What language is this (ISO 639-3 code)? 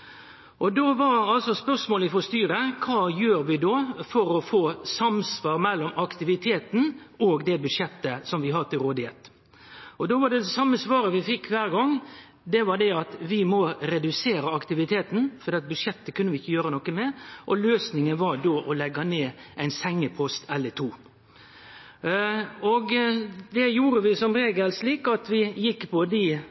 nno